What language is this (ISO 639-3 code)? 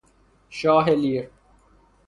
fas